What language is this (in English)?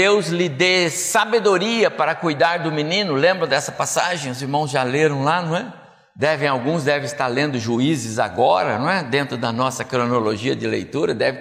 Portuguese